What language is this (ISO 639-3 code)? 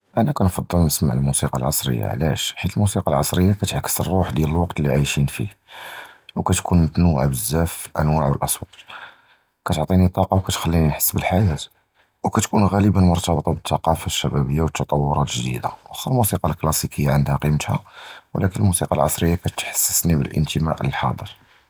jrb